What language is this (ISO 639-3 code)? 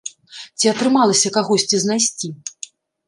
bel